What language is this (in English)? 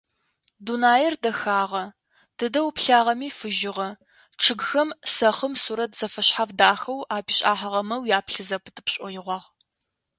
Adyghe